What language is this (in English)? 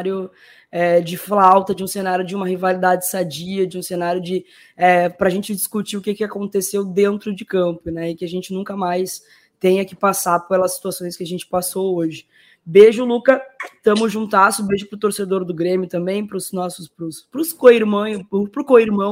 Portuguese